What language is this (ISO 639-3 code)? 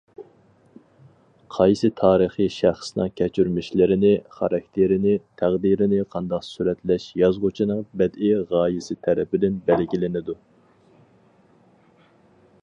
uig